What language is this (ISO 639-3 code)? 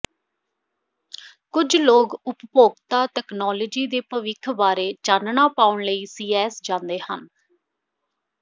pan